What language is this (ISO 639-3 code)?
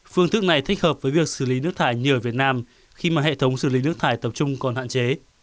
vie